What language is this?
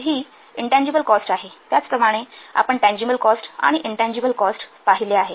Marathi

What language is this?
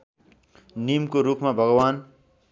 Nepali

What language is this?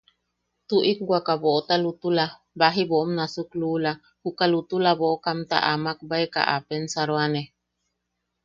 Yaqui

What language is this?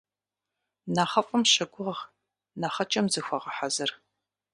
Kabardian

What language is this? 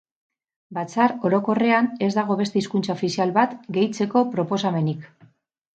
Basque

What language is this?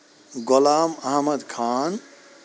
Kashmiri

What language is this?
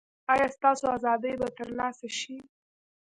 Pashto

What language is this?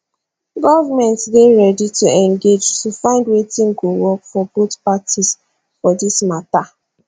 Nigerian Pidgin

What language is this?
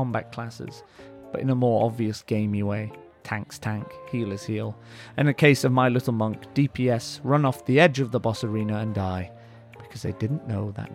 English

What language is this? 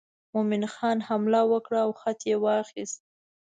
Pashto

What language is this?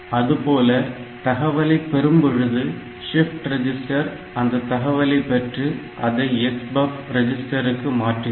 Tamil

